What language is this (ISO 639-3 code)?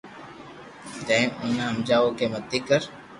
lrk